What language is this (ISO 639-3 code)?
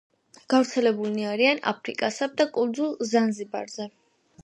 kat